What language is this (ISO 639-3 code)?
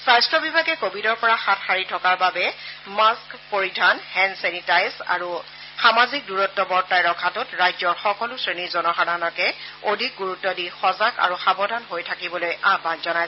asm